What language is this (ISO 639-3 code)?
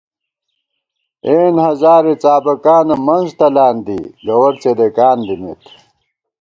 gwt